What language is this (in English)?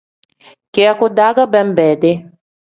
Tem